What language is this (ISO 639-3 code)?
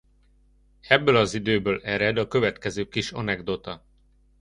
hun